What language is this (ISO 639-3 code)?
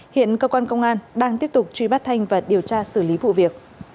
vie